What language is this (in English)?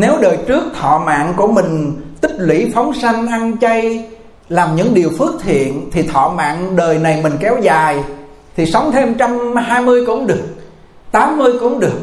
Vietnamese